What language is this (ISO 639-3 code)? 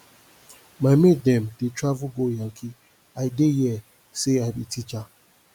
pcm